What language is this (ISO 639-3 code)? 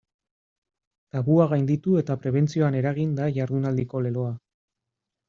eus